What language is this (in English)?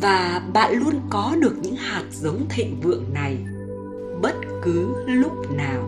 Vietnamese